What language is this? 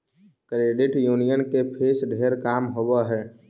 Magahi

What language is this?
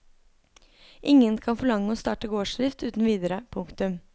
Norwegian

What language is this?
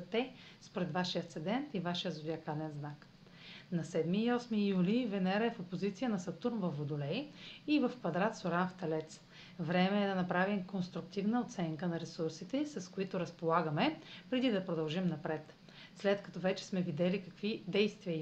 Bulgarian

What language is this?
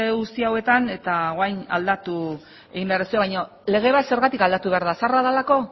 Basque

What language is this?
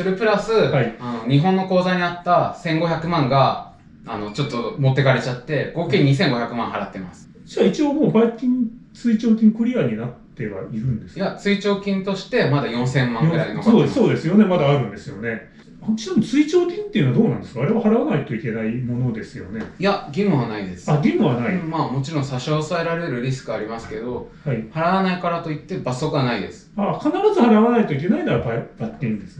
Japanese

